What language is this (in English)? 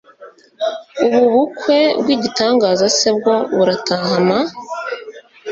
Kinyarwanda